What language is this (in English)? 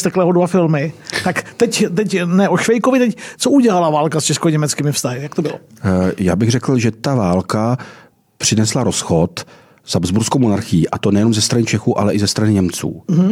Czech